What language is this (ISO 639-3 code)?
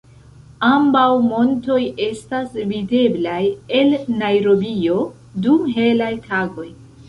epo